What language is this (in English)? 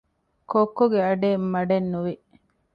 Divehi